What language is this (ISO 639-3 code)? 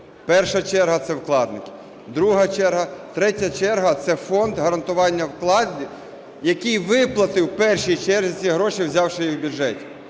ukr